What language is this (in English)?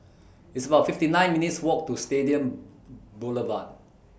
English